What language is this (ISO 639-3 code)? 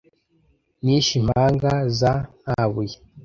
kin